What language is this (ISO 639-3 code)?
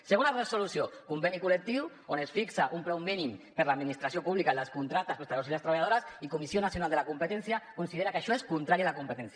cat